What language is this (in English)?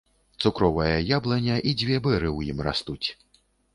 Belarusian